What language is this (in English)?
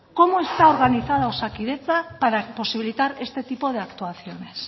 Spanish